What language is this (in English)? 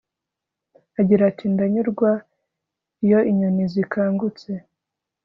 Kinyarwanda